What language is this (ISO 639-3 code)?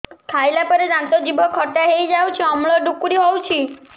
ori